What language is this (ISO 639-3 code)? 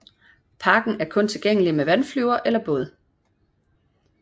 dan